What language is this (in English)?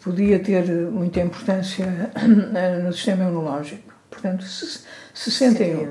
Portuguese